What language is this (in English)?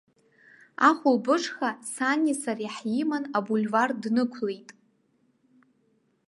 Abkhazian